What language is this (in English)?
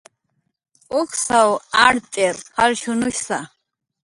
Jaqaru